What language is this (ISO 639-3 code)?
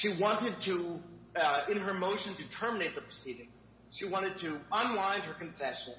eng